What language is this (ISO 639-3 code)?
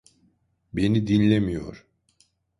tur